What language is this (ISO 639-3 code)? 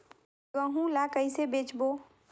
hne